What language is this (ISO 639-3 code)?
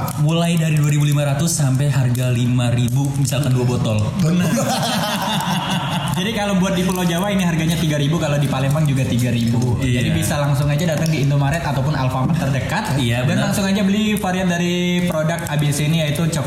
ind